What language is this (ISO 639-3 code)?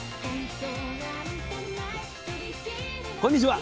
jpn